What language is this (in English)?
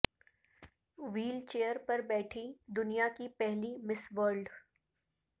Urdu